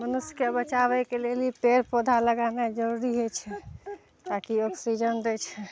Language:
Maithili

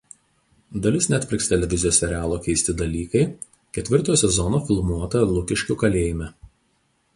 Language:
Lithuanian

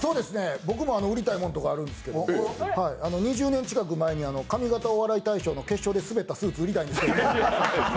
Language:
Japanese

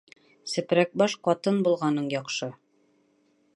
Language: Bashkir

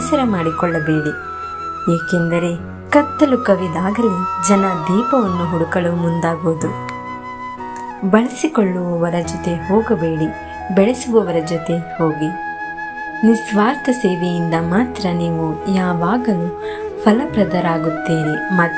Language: Hindi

